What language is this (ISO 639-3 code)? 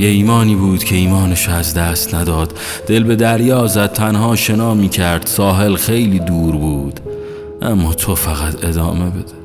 fas